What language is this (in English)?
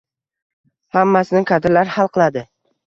Uzbek